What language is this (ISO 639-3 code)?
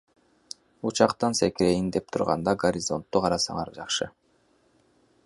kir